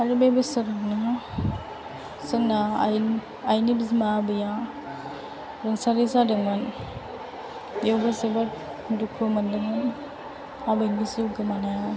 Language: Bodo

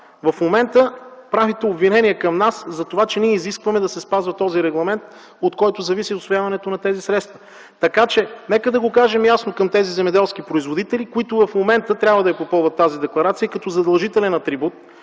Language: Bulgarian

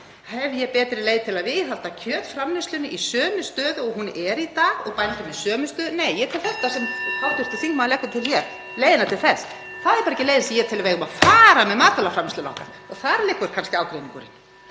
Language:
Icelandic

